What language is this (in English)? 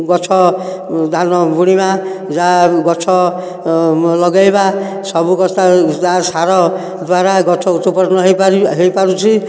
Odia